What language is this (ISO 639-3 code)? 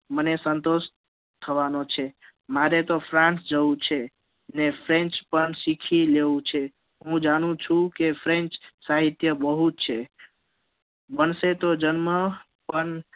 guj